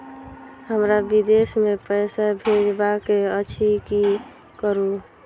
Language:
Maithili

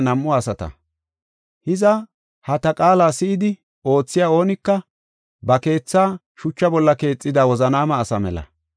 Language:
Gofa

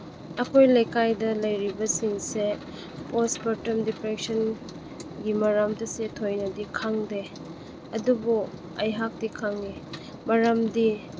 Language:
Manipuri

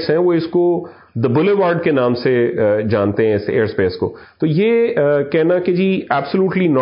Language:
Urdu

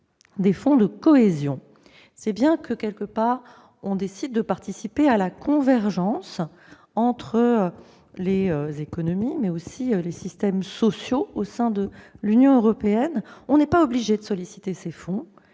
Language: French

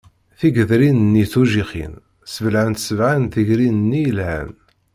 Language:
Kabyle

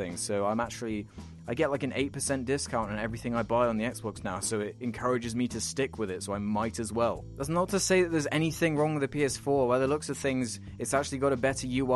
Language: English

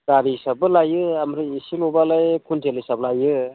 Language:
Bodo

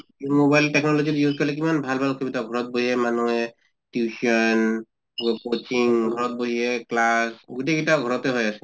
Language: Assamese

